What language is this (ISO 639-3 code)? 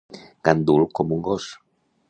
cat